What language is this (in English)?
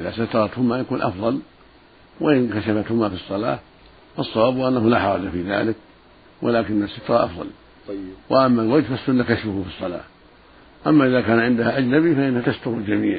Arabic